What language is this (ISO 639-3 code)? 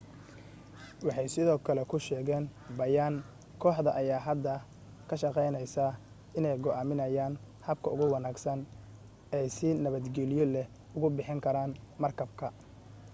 som